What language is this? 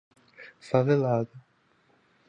Portuguese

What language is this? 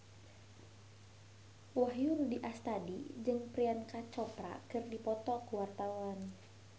Sundanese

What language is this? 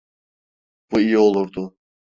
Turkish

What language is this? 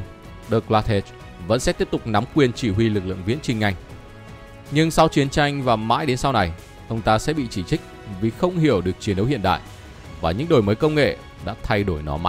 Vietnamese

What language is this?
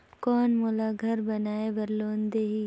Chhattisgarhi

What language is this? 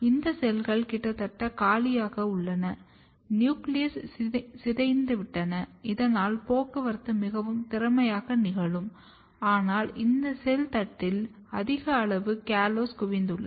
Tamil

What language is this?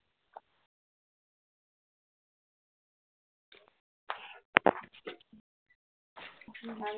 Assamese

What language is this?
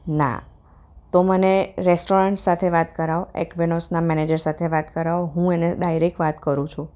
Gujarati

